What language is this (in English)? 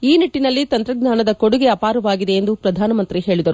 Kannada